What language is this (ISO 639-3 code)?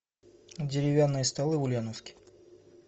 rus